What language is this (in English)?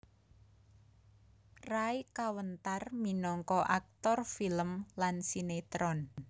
Javanese